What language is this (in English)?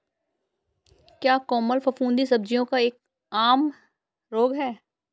Hindi